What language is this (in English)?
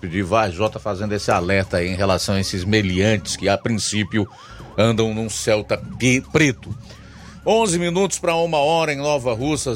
Portuguese